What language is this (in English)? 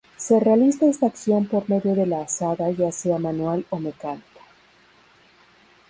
Spanish